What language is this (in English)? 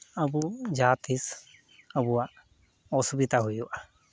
Santali